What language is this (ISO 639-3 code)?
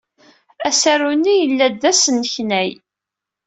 kab